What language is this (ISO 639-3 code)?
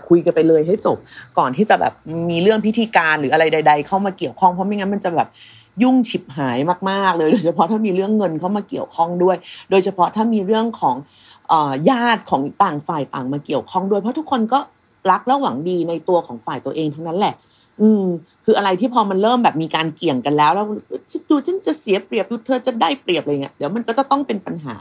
tha